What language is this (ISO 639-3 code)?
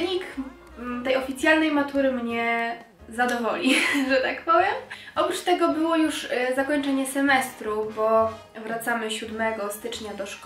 pol